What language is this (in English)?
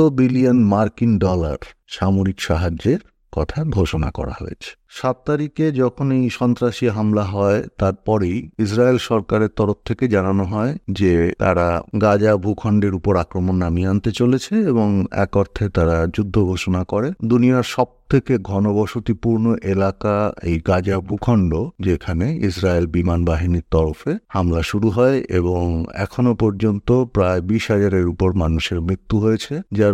Bangla